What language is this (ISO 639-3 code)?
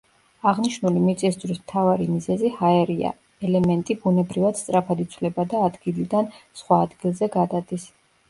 kat